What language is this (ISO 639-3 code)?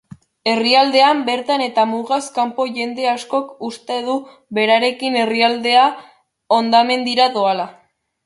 eus